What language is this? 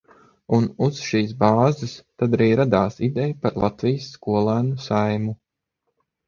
Latvian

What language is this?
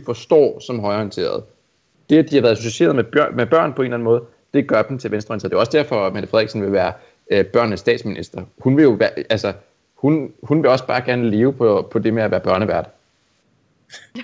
Danish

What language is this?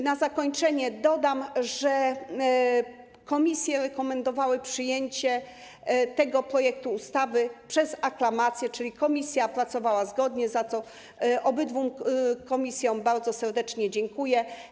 Polish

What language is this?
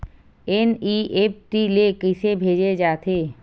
Chhattisgarhi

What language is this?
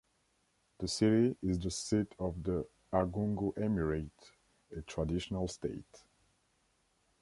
English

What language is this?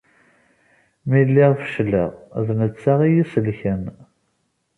Kabyle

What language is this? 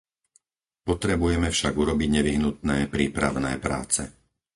Slovak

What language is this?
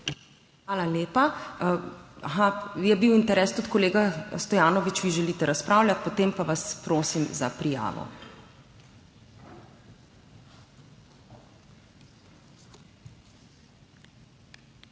Slovenian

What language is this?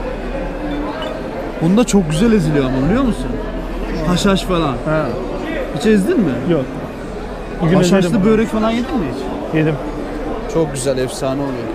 Turkish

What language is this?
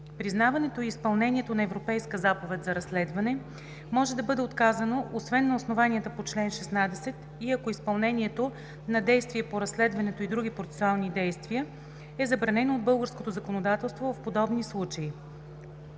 Bulgarian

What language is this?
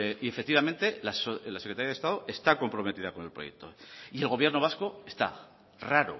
Spanish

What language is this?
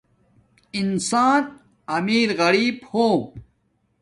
Domaaki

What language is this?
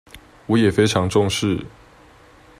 Chinese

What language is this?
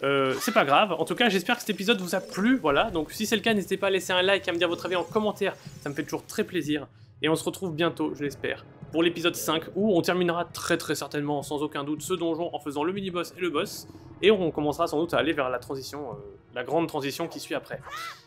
French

